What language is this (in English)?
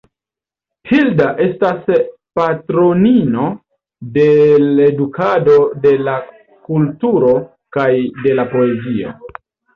Esperanto